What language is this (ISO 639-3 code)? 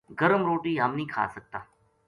gju